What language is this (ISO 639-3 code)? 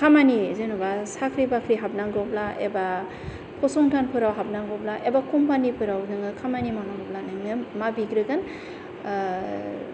brx